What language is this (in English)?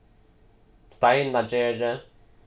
Faroese